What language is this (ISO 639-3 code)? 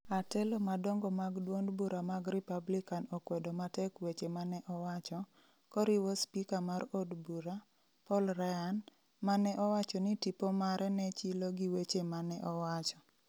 luo